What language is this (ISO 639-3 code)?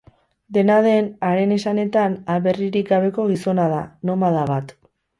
eus